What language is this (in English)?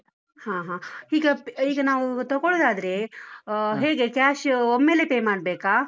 Kannada